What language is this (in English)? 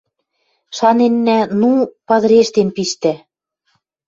Western Mari